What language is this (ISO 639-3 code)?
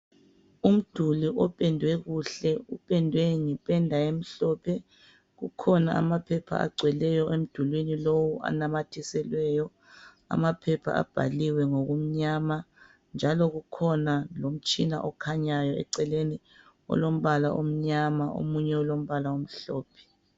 nde